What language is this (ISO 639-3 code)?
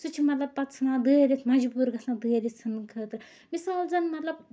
kas